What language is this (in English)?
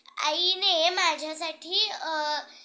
Marathi